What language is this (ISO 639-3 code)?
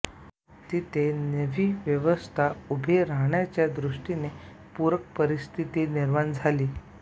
mar